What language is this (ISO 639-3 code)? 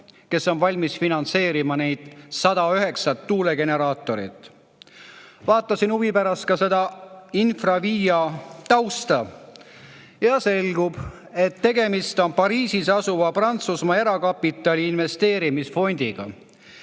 est